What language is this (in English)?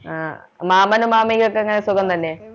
Malayalam